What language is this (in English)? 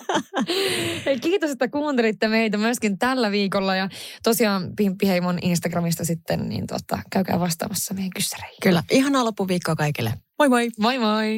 Finnish